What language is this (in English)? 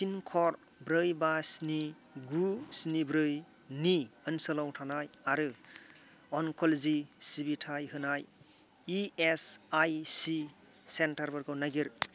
Bodo